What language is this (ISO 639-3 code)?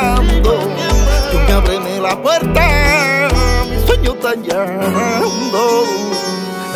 ara